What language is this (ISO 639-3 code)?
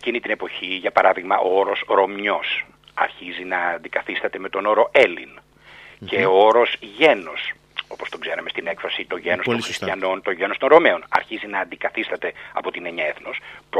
ell